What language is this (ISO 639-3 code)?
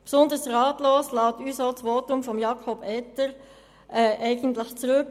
gsw